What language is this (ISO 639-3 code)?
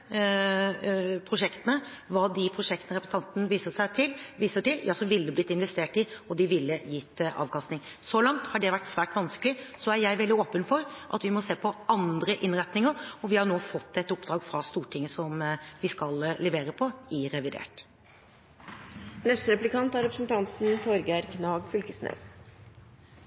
nor